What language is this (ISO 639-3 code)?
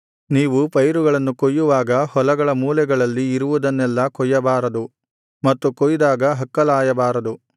kan